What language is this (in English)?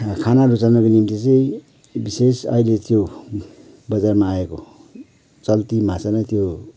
Nepali